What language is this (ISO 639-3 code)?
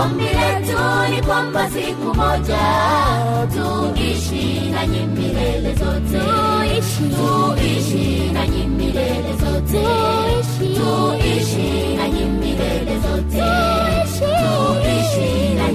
swa